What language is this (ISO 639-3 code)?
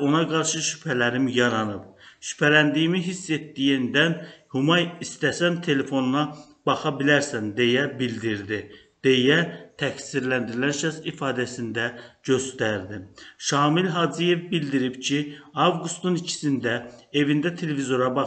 tur